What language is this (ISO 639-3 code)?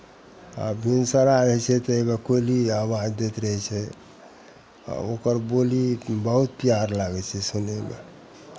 mai